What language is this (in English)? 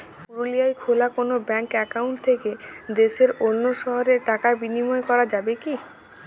Bangla